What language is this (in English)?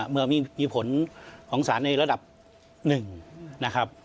Thai